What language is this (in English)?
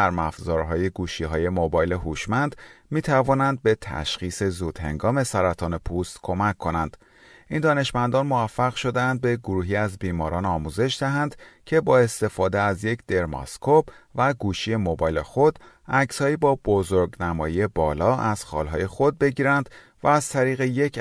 Persian